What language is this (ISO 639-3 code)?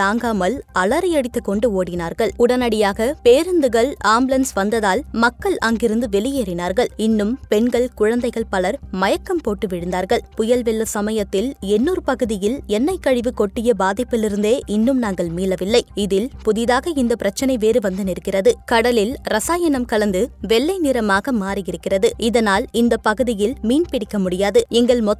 tam